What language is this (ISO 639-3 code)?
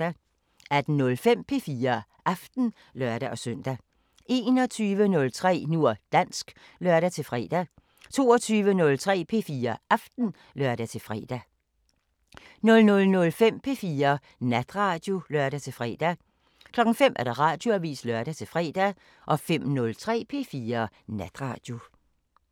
dan